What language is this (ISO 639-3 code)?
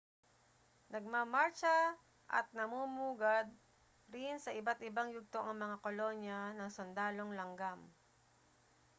fil